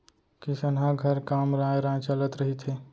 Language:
Chhattisgarhi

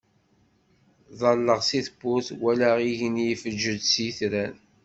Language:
Kabyle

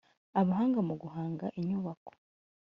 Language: Kinyarwanda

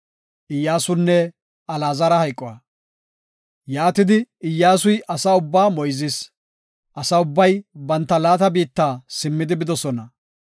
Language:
Gofa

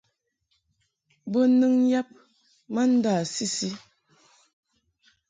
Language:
Mungaka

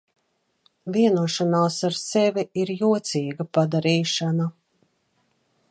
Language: Latvian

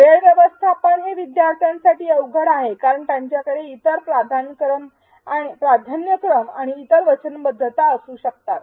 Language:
Marathi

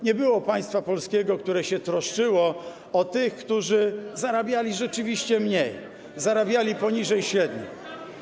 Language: Polish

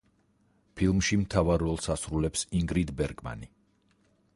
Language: Georgian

